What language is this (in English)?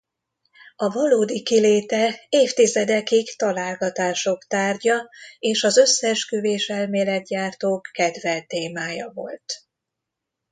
Hungarian